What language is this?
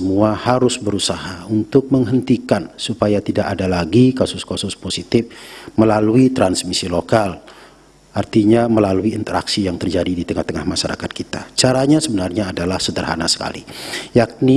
Indonesian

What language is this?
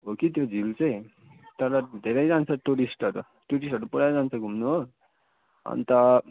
Nepali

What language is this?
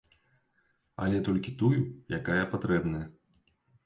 Belarusian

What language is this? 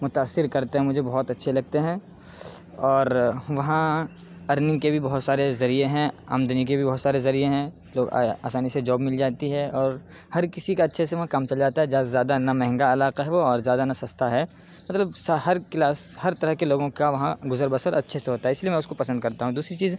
Urdu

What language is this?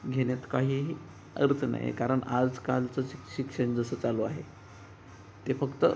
Marathi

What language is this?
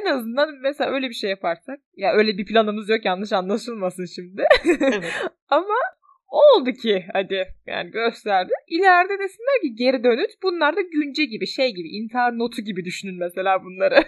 Turkish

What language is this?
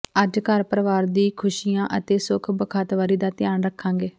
Punjabi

